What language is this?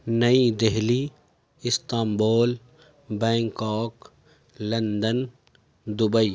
Urdu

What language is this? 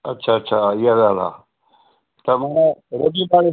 Sindhi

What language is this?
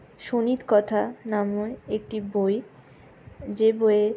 Bangla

